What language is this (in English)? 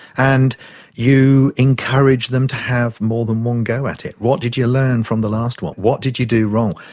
English